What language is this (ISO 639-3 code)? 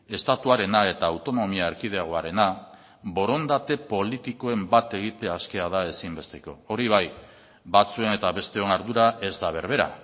eus